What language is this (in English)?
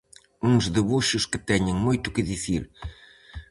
Galician